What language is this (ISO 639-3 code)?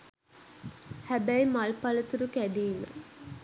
sin